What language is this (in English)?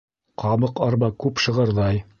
Bashkir